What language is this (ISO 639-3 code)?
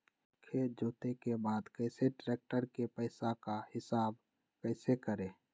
mag